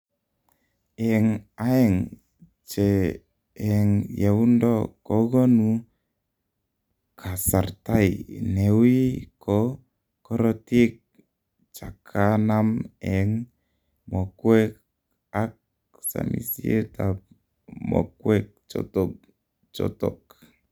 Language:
Kalenjin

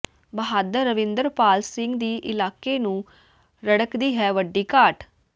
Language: Punjabi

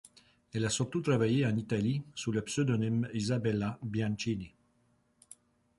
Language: French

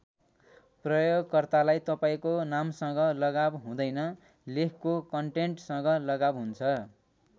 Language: Nepali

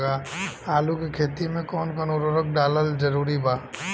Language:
Bhojpuri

